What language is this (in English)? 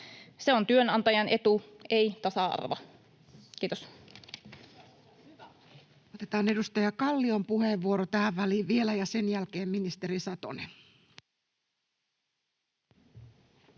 Finnish